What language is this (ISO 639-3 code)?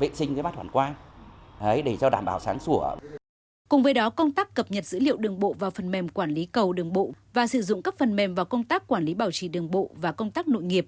vie